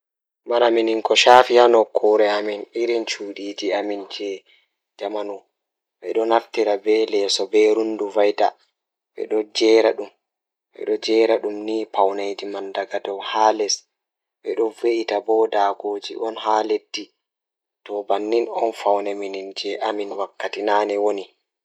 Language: Fula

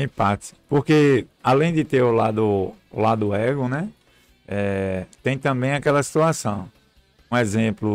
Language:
Portuguese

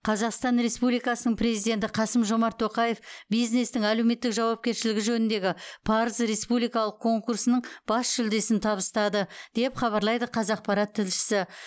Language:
Kazakh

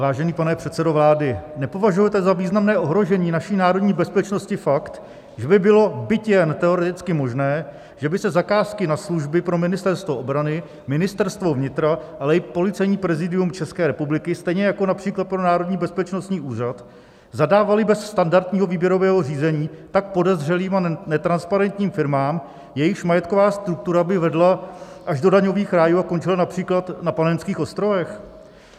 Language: Czech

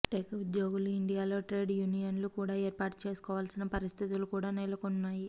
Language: Telugu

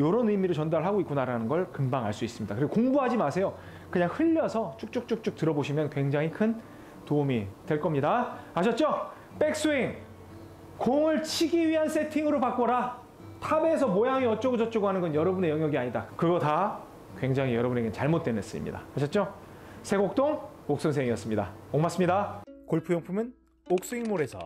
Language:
Korean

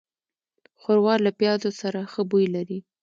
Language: Pashto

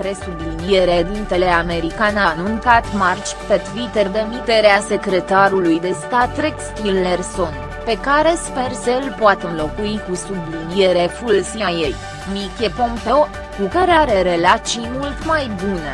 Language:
Romanian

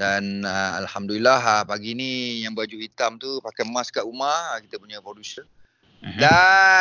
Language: Malay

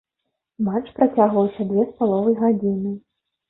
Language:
Belarusian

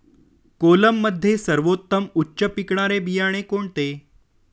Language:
Marathi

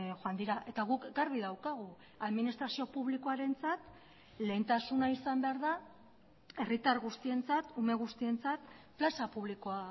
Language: Basque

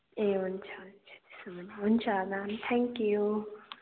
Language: Nepali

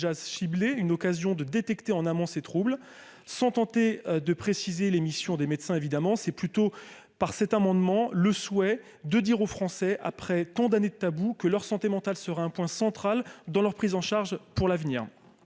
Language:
French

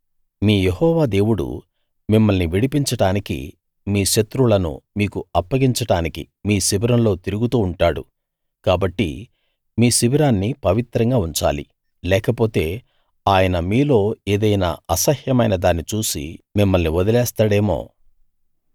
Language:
Telugu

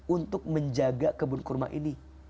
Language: Indonesian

